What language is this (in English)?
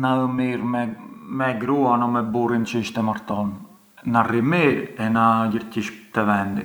Arbëreshë Albanian